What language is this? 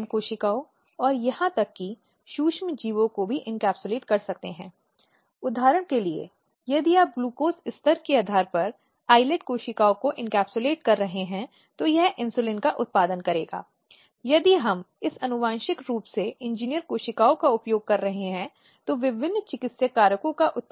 Hindi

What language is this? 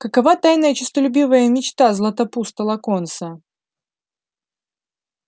Russian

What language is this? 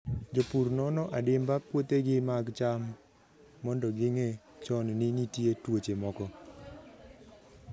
Luo (Kenya and Tanzania)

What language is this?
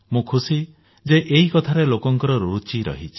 Odia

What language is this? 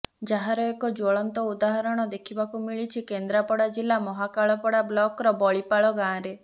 Odia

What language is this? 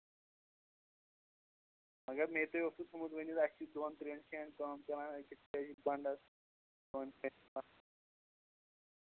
Kashmiri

